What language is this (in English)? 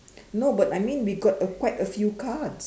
English